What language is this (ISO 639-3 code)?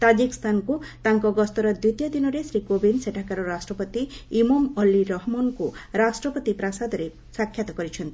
ori